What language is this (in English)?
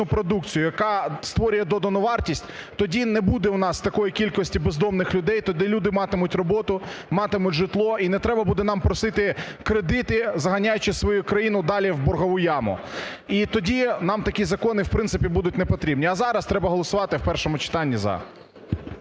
Ukrainian